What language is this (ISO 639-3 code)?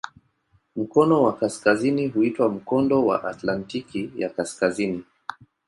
swa